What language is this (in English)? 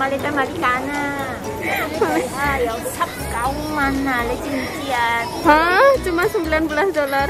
Indonesian